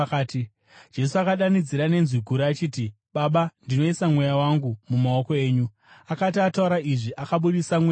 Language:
Shona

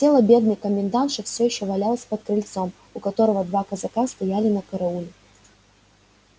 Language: Russian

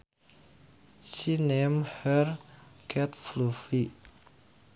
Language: Sundanese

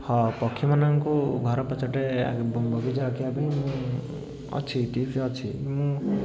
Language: Odia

